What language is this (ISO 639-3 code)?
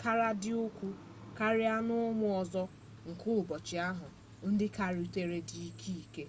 ibo